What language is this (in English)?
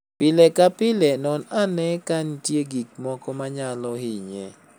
Luo (Kenya and Tanzania)